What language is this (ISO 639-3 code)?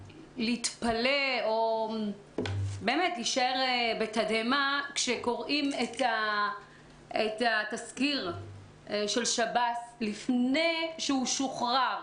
heb